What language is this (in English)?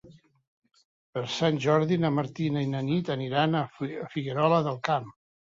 Catalan